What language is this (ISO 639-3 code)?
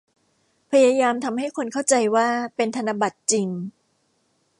tha